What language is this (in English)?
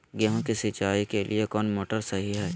Magahi